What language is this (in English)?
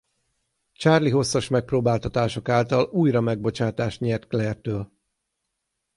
Hungarian